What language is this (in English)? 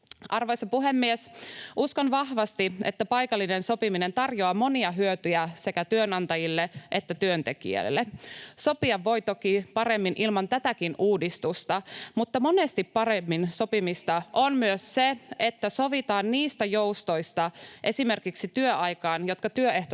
Finnish